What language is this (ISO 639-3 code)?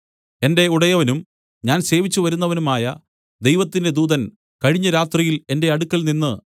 mal